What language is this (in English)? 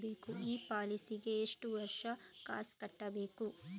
Kannada